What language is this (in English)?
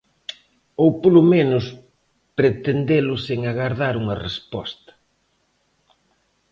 Galician